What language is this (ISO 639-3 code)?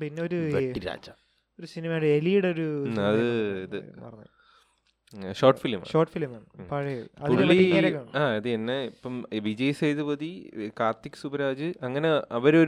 mal